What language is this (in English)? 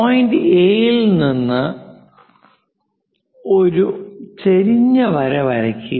Malayalam